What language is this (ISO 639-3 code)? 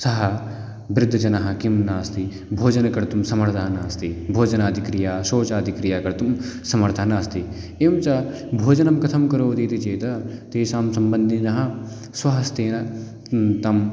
san